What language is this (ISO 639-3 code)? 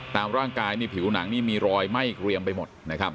tha